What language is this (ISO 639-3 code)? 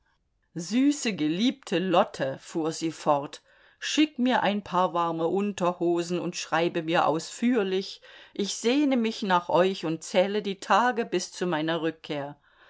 deu